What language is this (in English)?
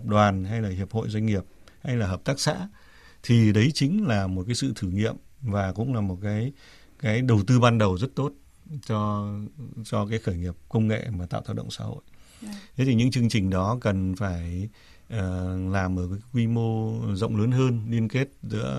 Vietnamese